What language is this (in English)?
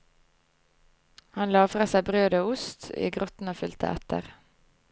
Norwegian